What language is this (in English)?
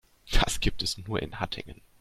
German